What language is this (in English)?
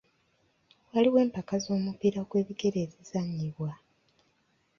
Ganda